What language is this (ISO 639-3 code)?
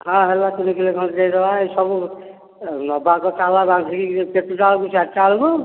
ori